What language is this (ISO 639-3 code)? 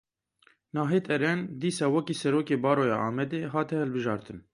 kur